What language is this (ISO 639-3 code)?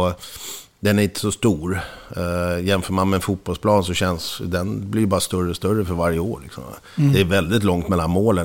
swe